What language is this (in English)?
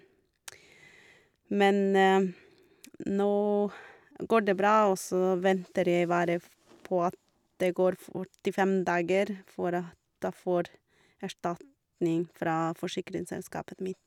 Norwegian